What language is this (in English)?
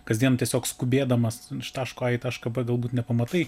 Lithuanian